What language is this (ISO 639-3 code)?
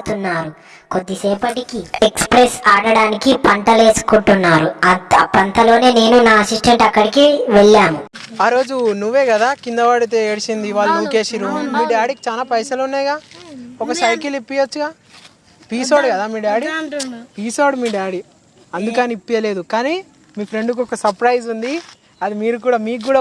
tel